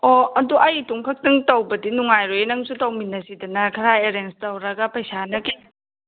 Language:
Manipuri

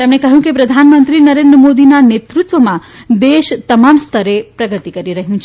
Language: Gujarati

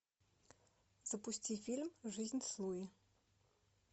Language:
Russian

